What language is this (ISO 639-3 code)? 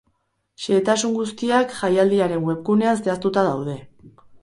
eus